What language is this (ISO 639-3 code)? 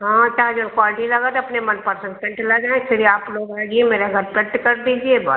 hin